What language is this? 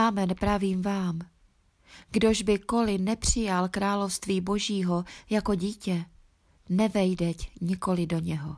Czech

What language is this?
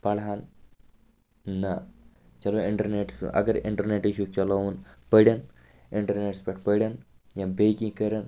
Kashmiri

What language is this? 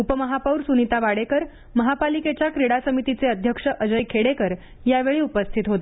Marathi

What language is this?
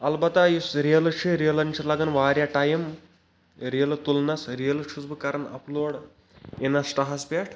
Kashmiri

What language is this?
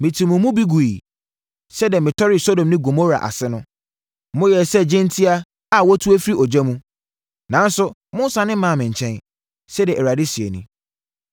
Akan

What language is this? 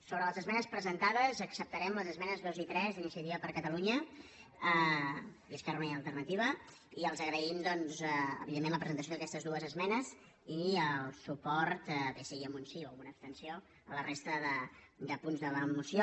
Catalan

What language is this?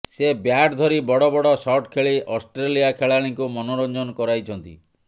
Odia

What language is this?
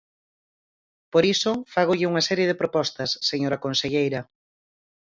Galician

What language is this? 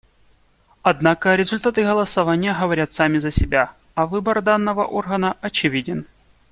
Russian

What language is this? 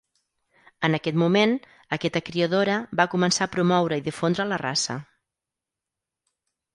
Catalan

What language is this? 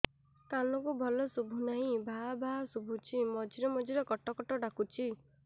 Odia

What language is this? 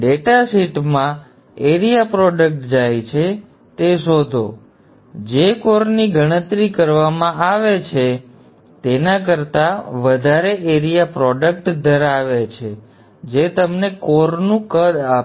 Gujarati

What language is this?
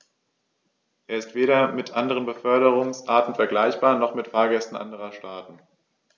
German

